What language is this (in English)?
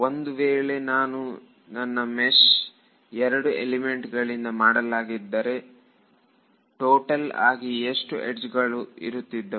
Kannada